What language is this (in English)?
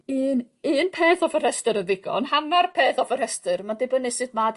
Welsh